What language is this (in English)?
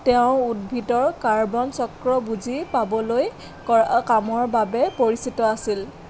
Assamese